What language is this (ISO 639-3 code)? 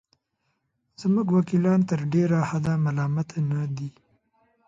pus